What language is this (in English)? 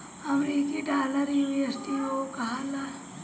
Bhojpuri